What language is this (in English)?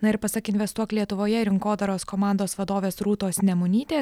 Lithuanian